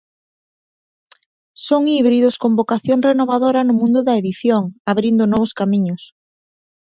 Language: Galician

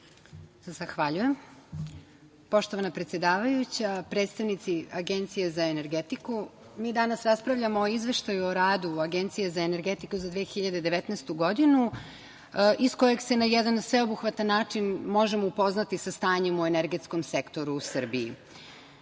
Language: Serbian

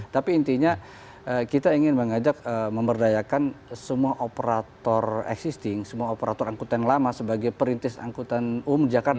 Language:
Indonesian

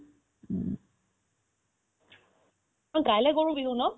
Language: Assamese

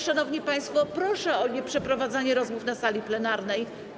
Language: Polish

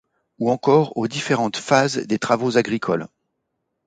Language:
French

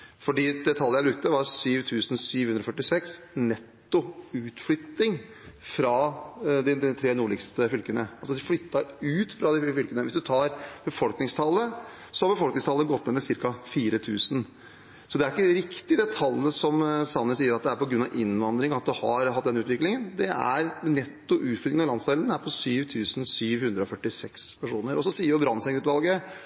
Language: Norwegian Bokmål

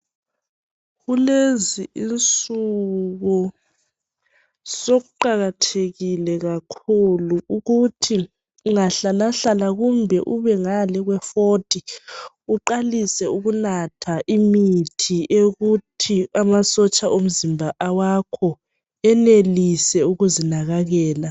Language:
North Ndebele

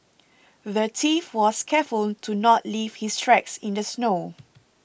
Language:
English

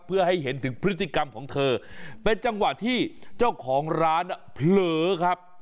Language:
Thai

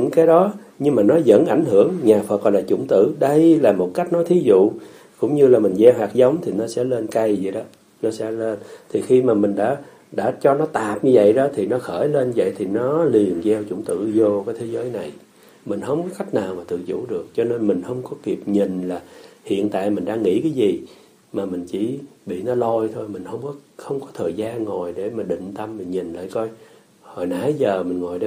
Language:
Vietnamese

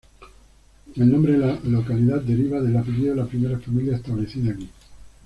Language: Spanish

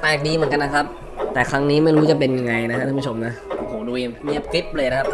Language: Thai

